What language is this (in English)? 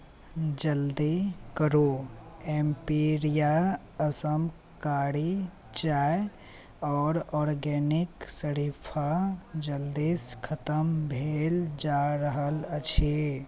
Maithili